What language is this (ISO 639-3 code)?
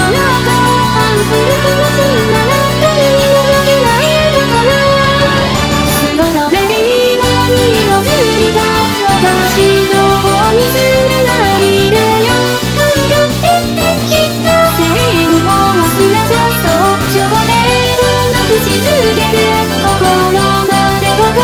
kor